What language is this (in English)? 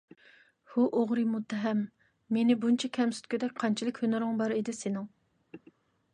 Uyghur